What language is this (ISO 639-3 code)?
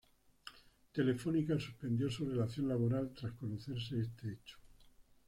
spa